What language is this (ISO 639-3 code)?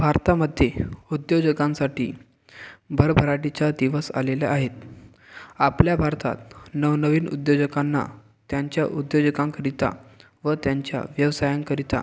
mar